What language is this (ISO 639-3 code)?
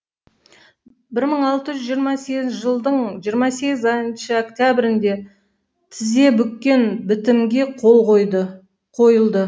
kaz